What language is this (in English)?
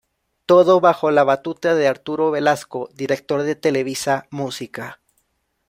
Spanish